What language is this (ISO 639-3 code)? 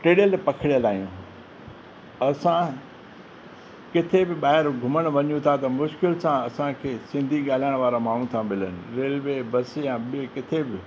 snd